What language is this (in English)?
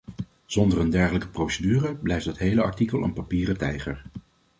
Dutch